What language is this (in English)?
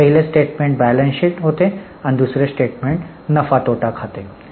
Marathi